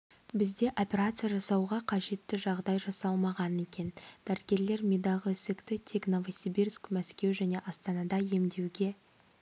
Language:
Kazakh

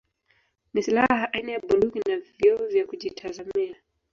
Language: Swahili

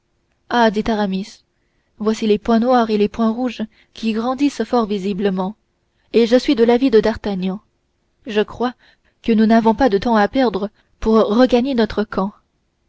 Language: French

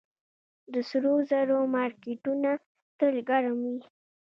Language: Pashto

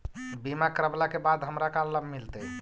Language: Magahi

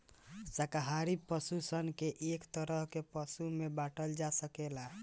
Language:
Bhojpuri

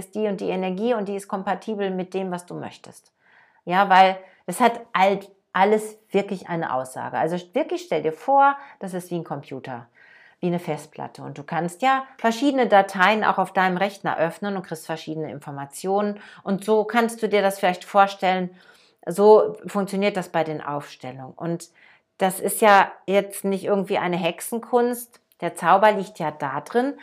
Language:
German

